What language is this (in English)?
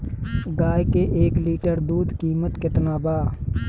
Bhojpuri